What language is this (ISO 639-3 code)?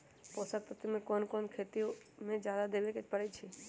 mag